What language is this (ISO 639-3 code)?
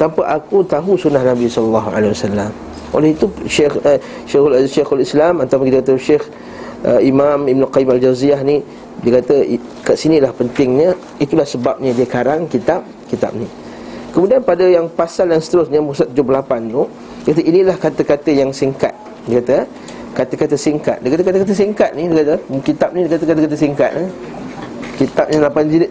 msa